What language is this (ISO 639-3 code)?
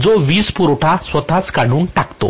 mar